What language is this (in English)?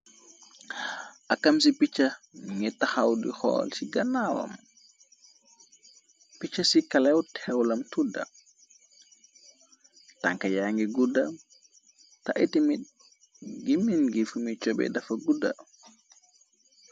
Wolof